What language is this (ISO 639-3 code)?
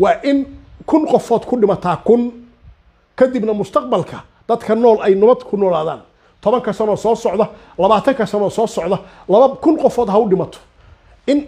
ara